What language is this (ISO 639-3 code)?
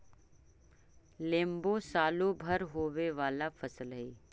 mag